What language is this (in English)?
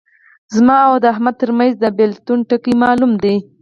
Pashto